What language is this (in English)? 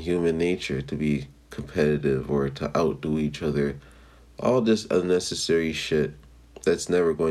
English